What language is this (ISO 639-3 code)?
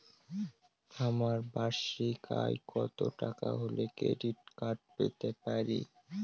ben